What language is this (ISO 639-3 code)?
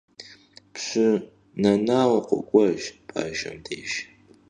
kbd